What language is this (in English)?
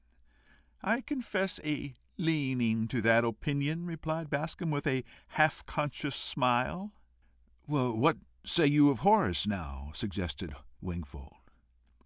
English